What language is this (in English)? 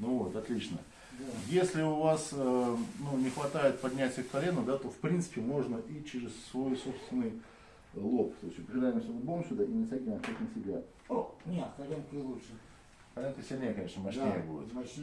Russian